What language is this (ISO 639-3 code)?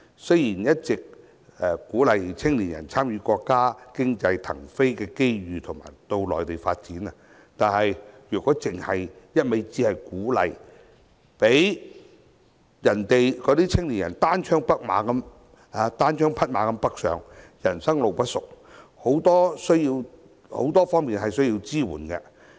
yue